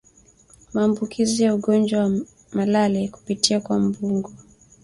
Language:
Swahili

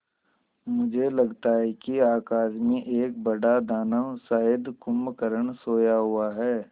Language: Hindi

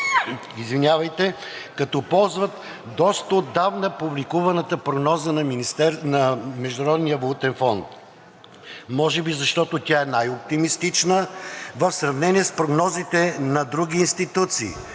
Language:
Bulgarian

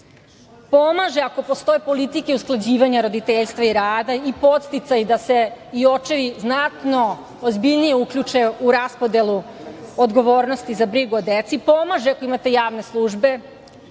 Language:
Serbian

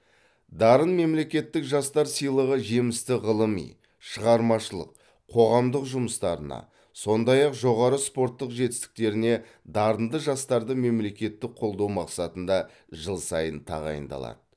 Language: Kazakh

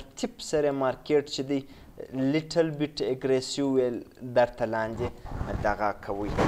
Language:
Romanian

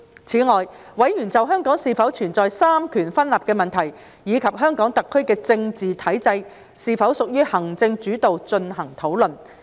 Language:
Cantonese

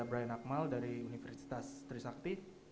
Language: Indonesian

